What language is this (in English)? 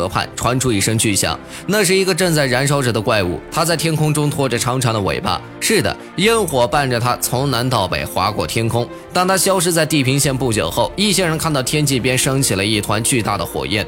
Chinese